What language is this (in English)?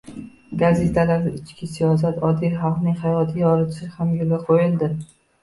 Uzbek